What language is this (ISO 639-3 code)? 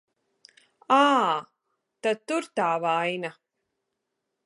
lav